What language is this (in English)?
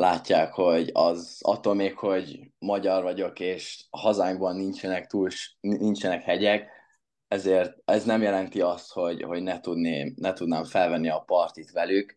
Hungarian